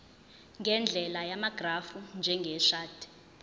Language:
Zulu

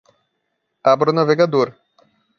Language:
Portuguese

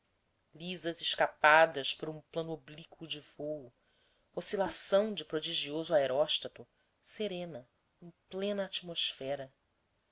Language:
Portuguese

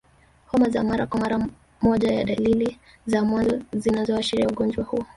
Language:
Swahili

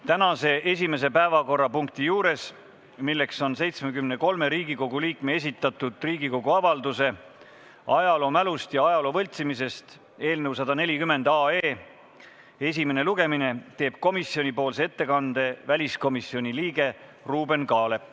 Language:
Estonian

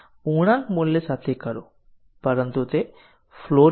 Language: Gujarati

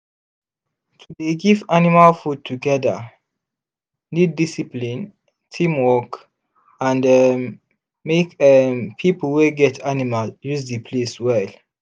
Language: Nigerian Pidgin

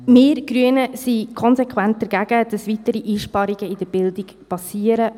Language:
Swiss German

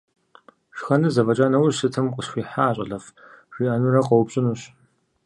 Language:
Kabardian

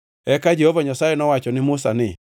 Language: Luo (Kenya and Tanzania)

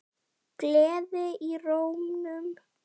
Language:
Icelandic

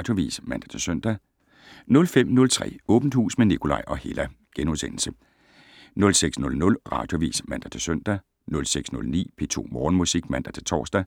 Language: Danish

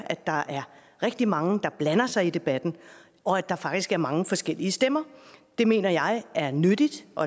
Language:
Danish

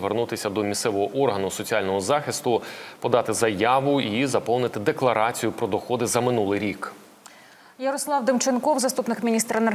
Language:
Ukrainian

